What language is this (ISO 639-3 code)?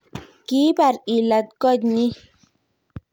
kln